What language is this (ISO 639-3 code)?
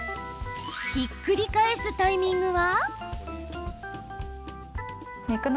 jpn